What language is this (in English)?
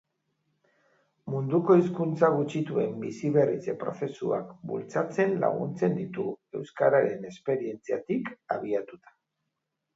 Basque